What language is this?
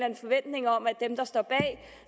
Danish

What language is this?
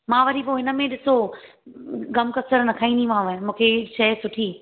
Sindhi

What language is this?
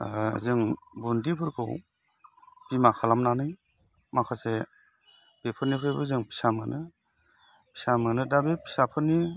Bodo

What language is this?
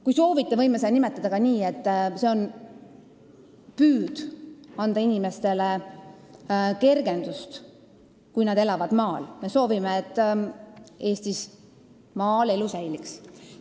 Estonian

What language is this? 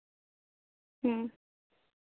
Santali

